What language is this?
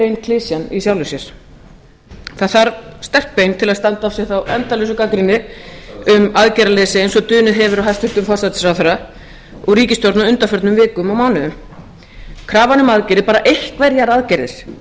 Icelandic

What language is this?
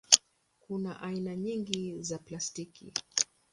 Swahili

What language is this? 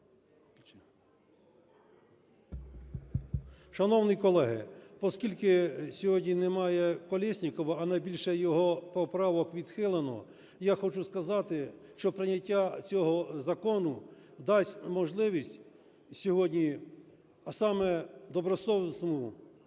Ukrainian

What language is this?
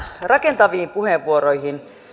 Finnish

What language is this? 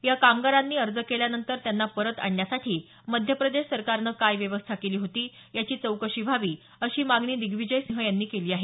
Marathi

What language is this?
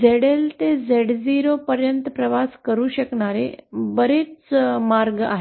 Marathi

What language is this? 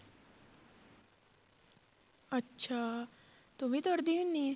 Punjabi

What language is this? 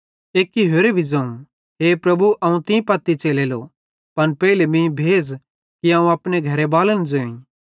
Bhadrawahi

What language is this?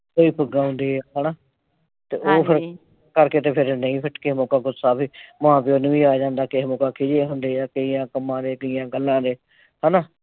Punjabi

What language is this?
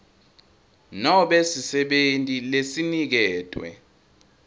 Swati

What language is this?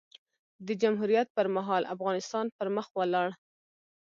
Pashto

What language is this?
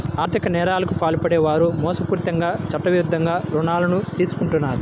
Telugu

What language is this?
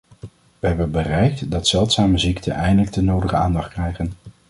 Dutch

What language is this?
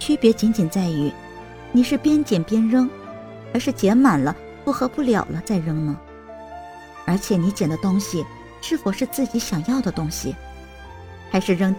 Chinese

